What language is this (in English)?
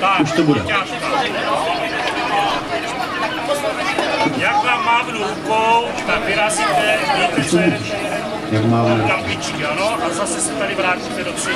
Czech